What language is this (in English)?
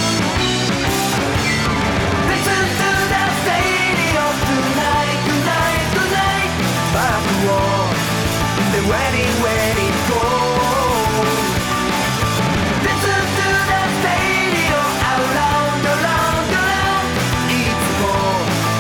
French